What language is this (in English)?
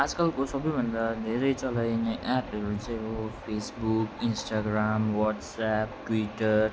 Nepali